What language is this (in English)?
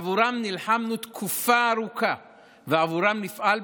Hebrew